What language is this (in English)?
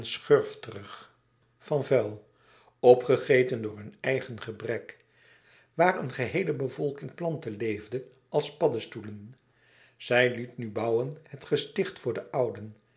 Dutch